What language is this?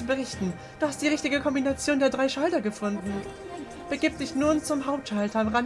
German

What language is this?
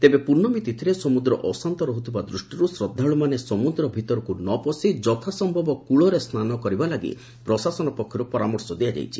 Odia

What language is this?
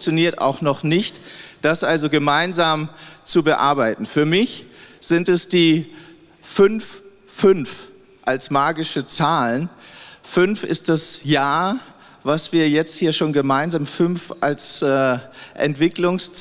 German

